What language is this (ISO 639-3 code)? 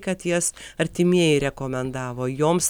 lit